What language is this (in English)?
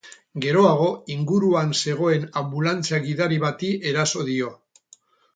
Basque